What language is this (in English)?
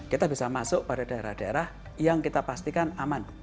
Indonesian